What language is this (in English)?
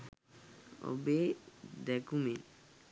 Sinhala